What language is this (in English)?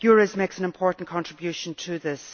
English